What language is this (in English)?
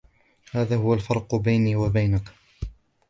Arabic